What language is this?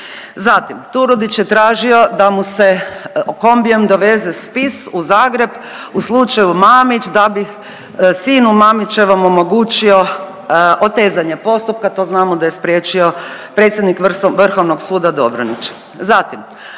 Croatian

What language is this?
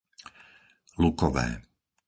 Slovak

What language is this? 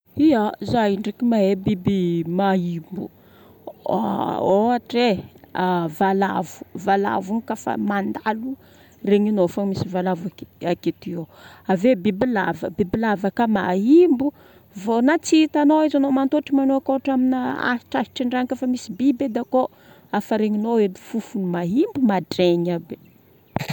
Northern Betsimisaraka Malagasy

